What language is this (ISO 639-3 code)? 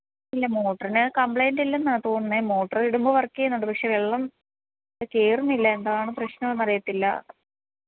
mal